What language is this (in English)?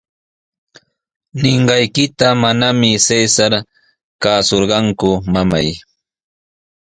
Sihuas Ancash Quechua